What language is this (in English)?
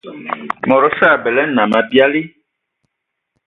Ewondo